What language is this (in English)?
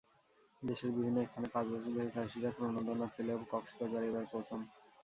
Bangla